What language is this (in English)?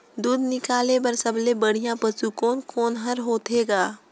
Chhattisgarhi